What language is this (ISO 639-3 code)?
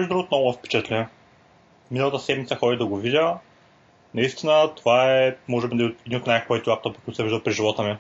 bul